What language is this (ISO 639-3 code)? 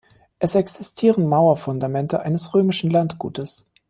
deu